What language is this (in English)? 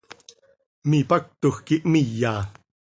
Seri